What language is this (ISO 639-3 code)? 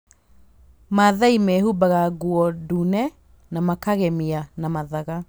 kik